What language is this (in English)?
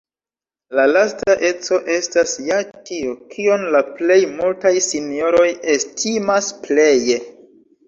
Esperanto